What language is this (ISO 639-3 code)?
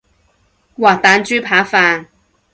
yue